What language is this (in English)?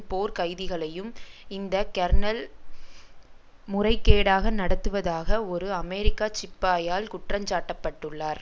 Tamil